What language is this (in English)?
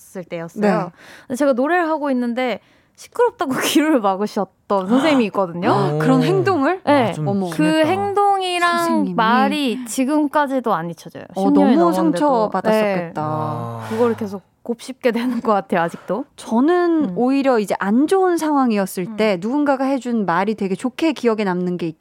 Korean